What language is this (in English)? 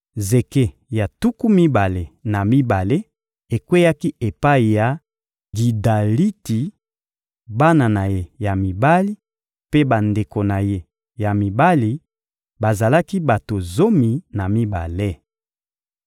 Lingala